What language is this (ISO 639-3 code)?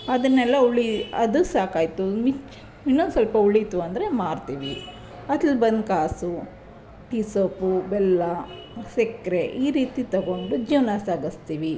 kan